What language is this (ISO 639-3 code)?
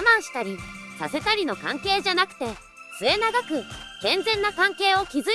jpn